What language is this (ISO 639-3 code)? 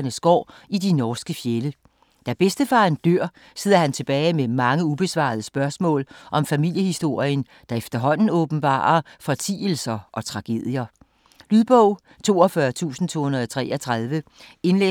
dan